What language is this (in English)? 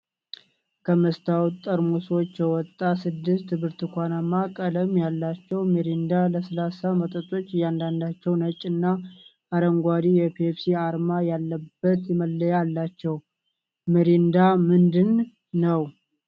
Amharic